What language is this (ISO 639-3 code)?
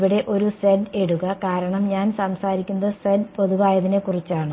mal